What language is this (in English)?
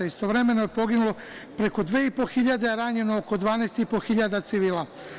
Serbian